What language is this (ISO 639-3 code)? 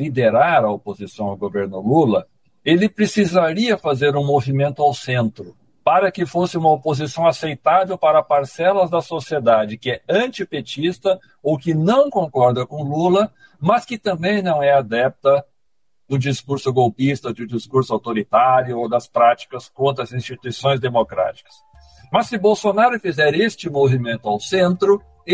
por